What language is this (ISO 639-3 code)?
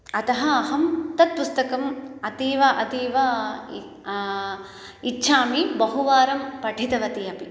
san